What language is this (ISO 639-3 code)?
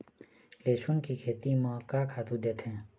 hne